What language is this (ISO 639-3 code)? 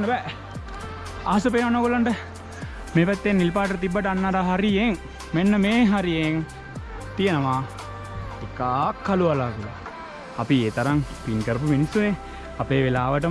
sin